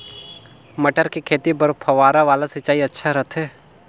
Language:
Chhattisgarhi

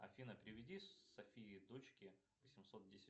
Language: Russian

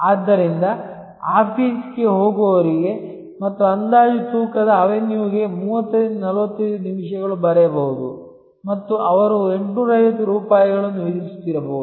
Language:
Kannada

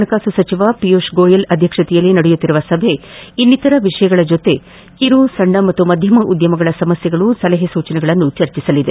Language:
Kannada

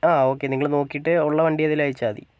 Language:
Malayalam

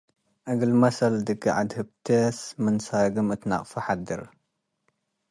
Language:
Tigre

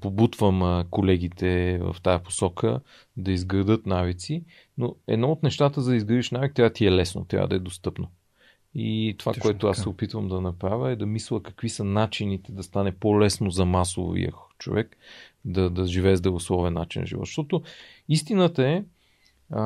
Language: Bulgarian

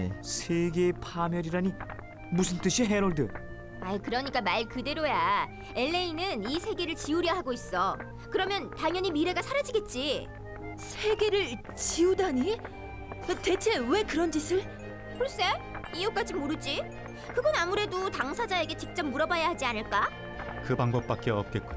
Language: Korean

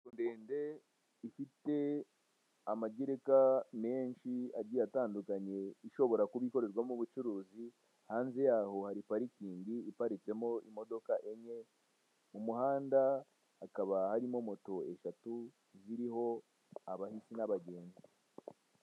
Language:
Kinyarwanda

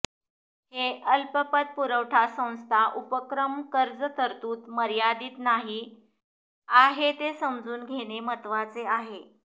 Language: Marathi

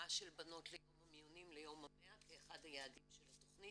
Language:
Hebrew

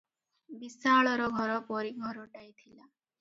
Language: Odia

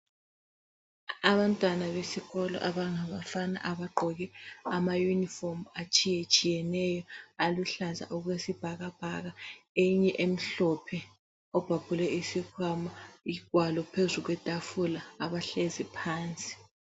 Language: North Ndebele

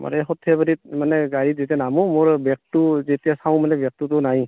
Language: Assamese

